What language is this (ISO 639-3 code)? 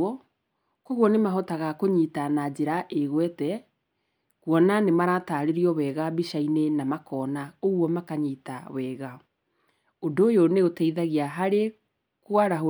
kik